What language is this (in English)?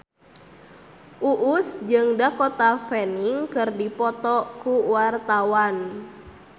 Sundanese